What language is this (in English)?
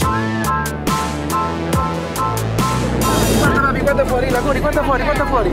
Italian